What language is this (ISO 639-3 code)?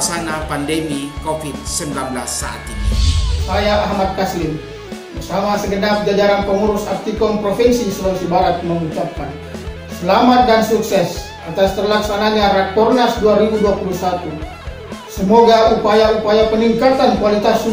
ind